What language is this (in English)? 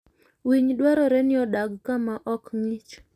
Luo (Kenya and Tanzania)